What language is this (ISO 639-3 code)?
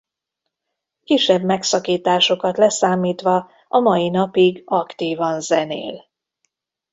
hun